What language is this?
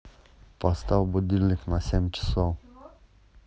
Russian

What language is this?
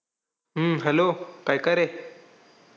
Marathi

